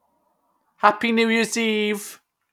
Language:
English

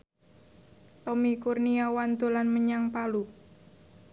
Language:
Javanese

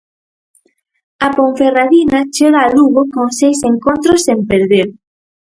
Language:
Galician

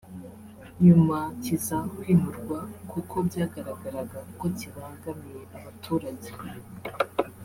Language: Kinyarwanda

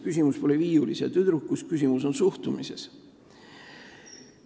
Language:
Estonian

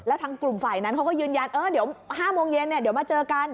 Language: Thai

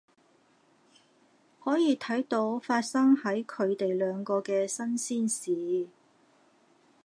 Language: Cantonese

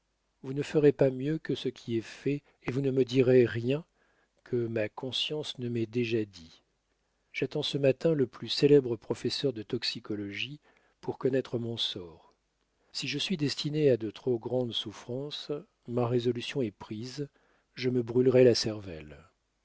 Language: French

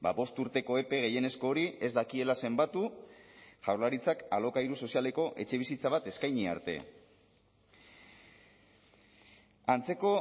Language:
Basque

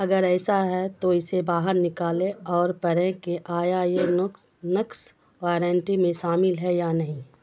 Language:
Urdu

